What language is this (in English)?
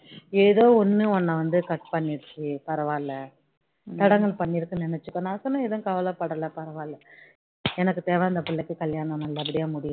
Tamil